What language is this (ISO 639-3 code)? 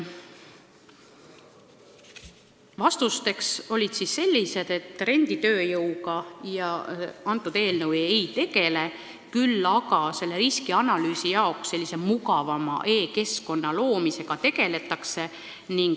est